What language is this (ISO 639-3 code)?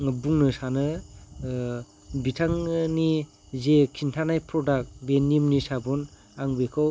brx